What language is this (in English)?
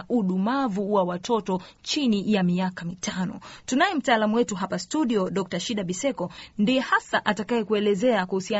Swahili